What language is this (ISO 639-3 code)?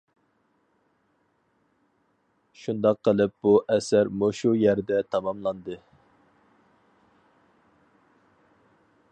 uig